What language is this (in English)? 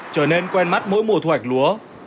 Vietnamese